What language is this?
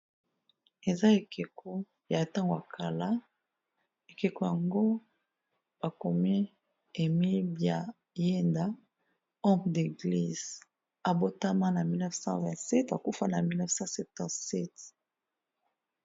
Lingala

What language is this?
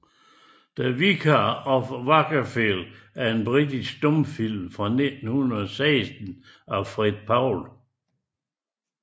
Danish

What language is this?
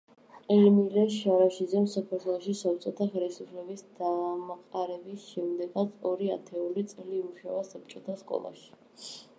Georgian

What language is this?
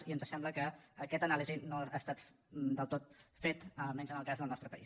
Catalan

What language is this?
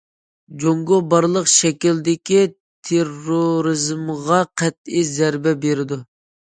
Uyghur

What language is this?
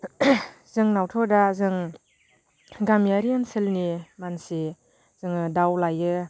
Bodo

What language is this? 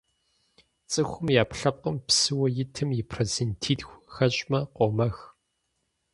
Kabardian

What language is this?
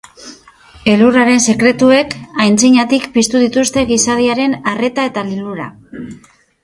Basque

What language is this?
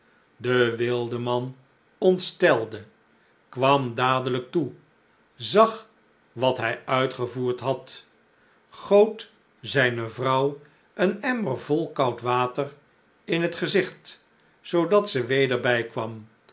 Dutch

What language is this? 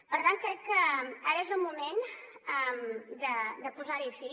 Catalan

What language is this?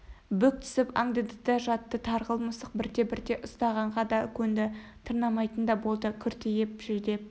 Kazakh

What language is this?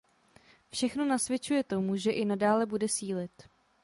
Czech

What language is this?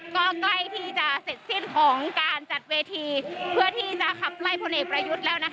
Thai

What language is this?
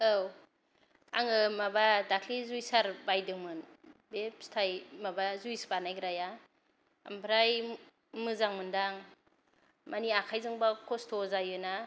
Bodo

